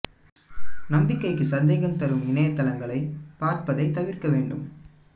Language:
Tamil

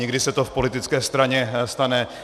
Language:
Czech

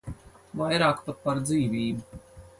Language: Latvian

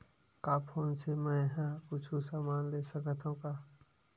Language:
Chhattisgarhi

